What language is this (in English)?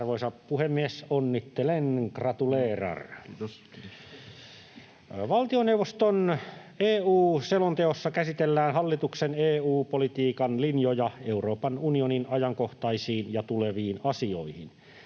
Finnish